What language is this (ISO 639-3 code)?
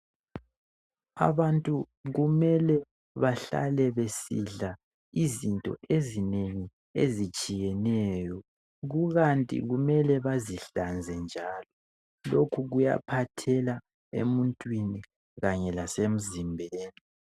nde